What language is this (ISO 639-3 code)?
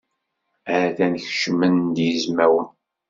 kab